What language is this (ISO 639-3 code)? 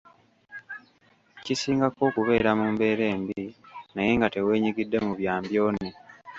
lug